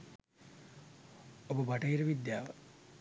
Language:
Sinhala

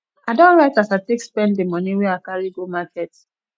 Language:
Nigerian Pidgin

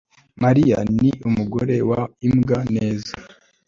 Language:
Kinyarwanda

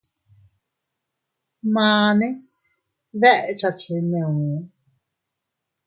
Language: Teutila Cuicatec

